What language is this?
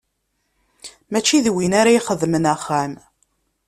Kabyle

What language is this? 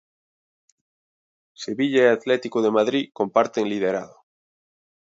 Galician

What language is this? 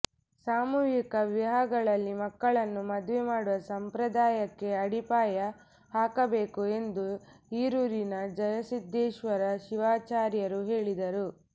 Kannada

